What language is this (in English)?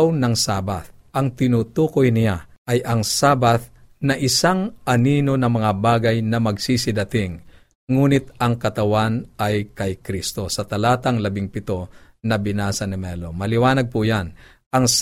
Filipino